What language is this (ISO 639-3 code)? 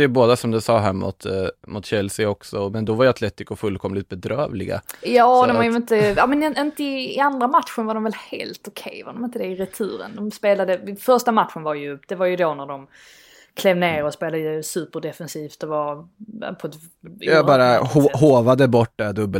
swe